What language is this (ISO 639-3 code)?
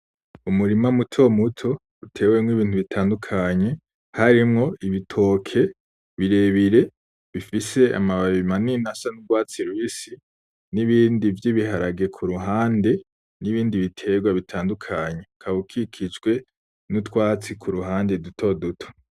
run